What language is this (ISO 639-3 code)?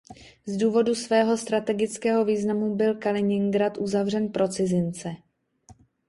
ces